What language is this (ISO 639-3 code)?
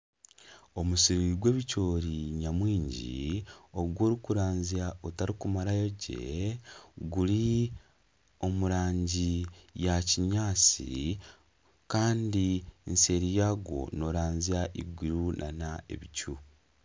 nyn